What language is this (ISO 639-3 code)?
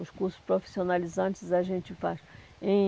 por